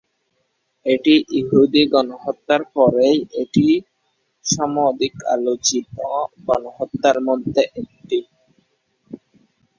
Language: Bangla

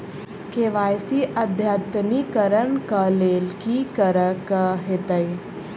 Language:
Maithili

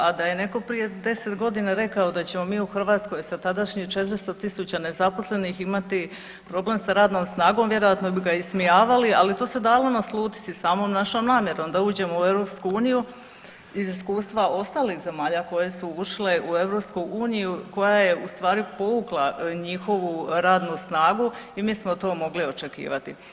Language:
Croatian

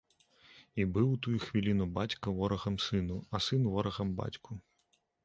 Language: Belarusian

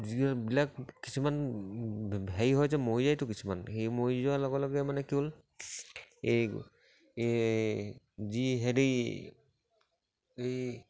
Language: Assamese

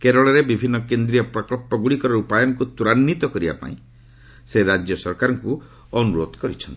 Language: Odia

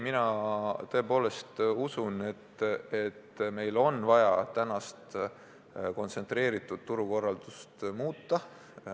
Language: Estonian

